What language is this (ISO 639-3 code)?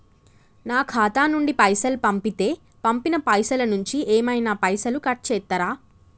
tel